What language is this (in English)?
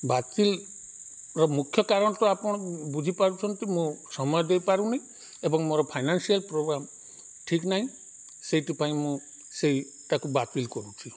Odia